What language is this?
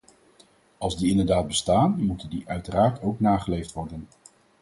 Dutch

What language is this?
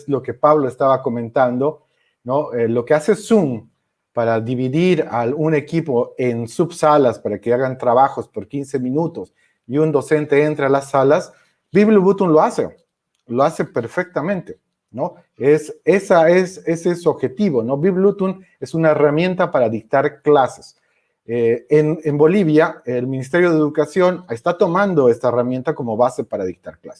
Spanish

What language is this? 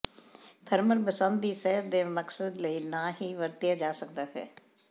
Punjabi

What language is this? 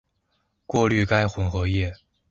Chinese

